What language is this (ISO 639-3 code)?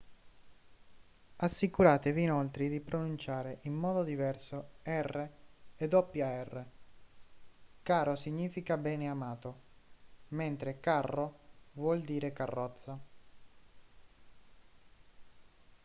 ita